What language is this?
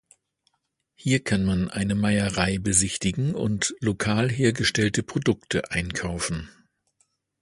German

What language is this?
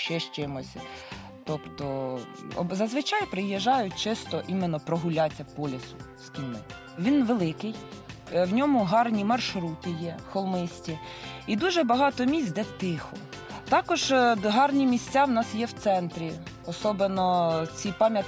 Ukrainian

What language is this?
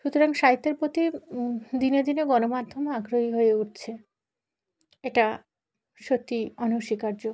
Bangla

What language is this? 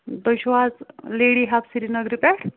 Kashmiri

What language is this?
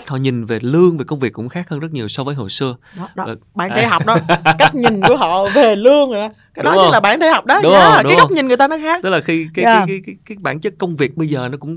Vietnamese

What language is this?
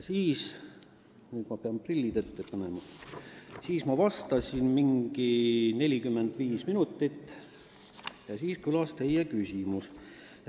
Estonian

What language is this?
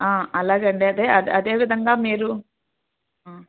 Telugu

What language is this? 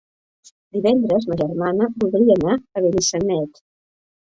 Catalan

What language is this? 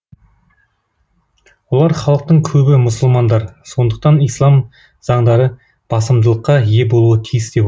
Kazakh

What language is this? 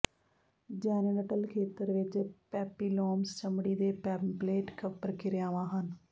Punjabi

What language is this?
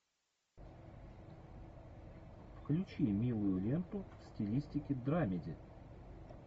Russian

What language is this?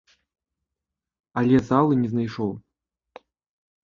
Belarusian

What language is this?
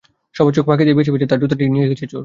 Bangla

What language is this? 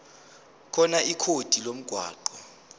Zulu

